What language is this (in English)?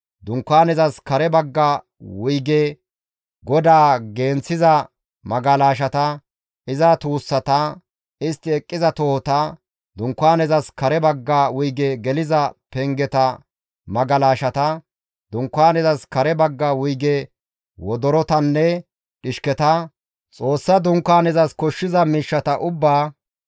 Gamo